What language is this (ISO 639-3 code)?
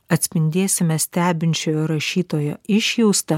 lit